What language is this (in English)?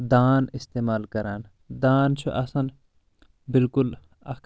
Kashmiri